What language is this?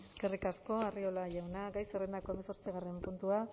Basque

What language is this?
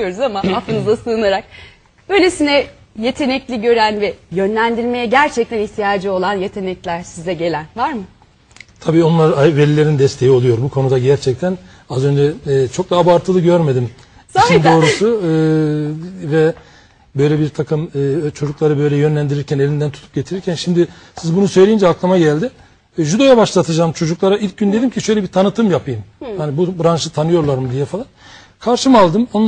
Turkish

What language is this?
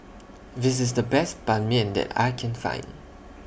English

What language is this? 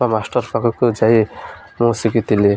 Odia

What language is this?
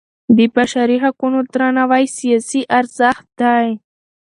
Pashto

